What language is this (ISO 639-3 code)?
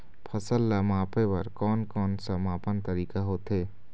hne